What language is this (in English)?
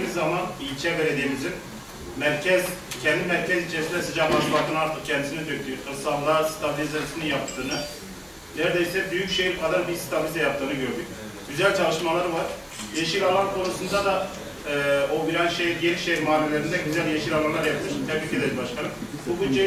Turkish